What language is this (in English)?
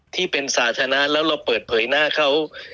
Thai